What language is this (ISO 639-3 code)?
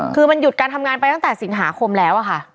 tha